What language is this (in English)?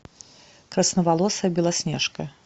Russian